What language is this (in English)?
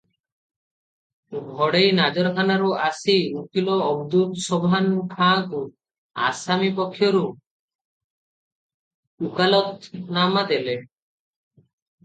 Odia